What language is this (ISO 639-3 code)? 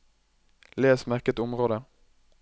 nor